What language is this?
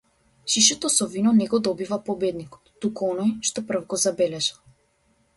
Macedonian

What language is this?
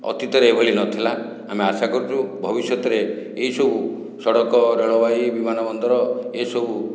Odia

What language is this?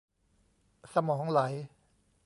Thai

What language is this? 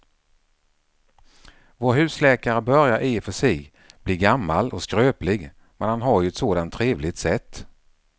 Swedish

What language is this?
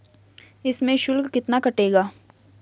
Hindi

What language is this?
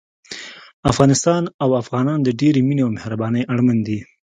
Pashto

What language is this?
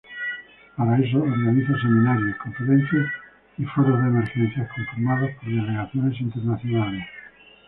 Spanish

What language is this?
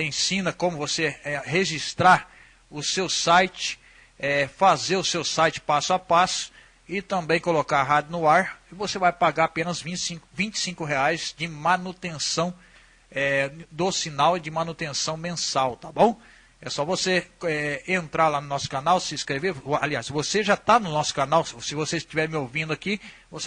Portuguese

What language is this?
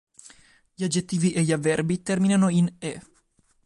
Italian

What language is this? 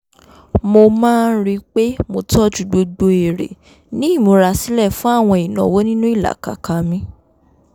Yoruba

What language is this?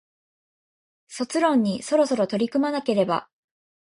Japanese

